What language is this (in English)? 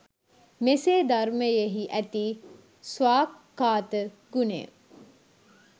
Sinhala